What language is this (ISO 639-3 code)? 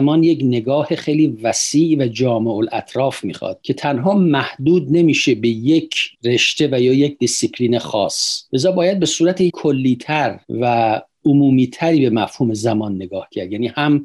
fas